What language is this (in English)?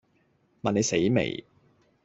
Cantonese